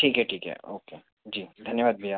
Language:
Hindi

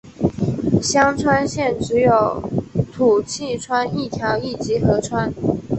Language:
Chinese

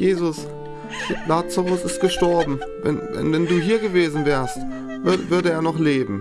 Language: German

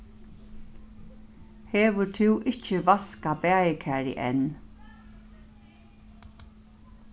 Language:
Faroese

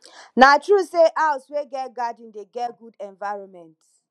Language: Nigerian Pidgin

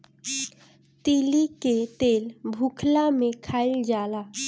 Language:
Bhojpuri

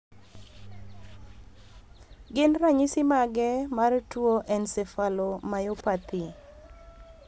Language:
Luo (Kenya and Tanzania)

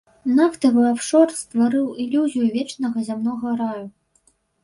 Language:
Belarusian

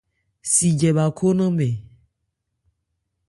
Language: Ebrié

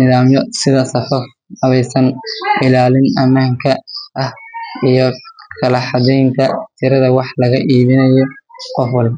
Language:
Somali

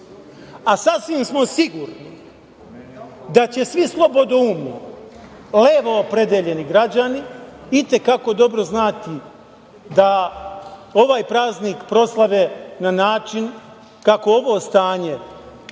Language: Serbian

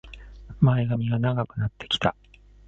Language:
Japanese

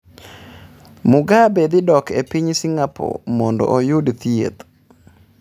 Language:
Luo (Kenya and Tanzania)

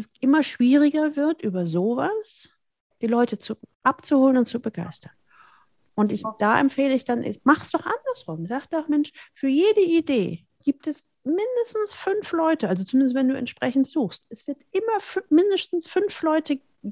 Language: German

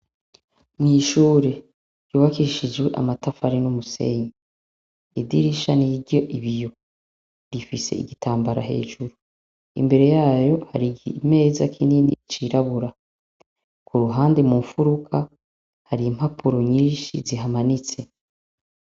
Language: Rundi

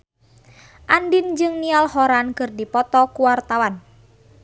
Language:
Sundanese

